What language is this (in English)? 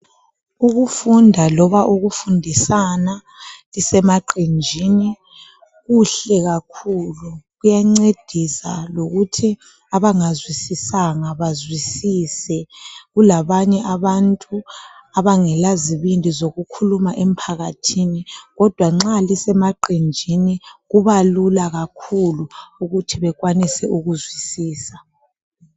North Ndebele